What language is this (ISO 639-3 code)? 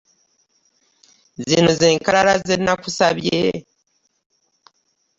lug